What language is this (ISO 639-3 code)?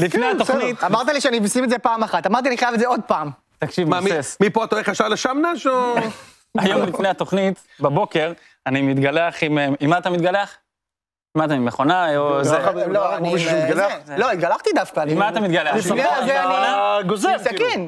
heb